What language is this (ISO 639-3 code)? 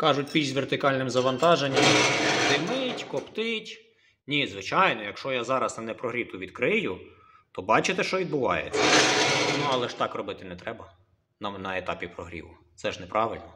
ukr